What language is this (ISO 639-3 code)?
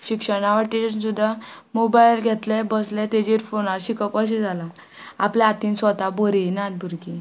kok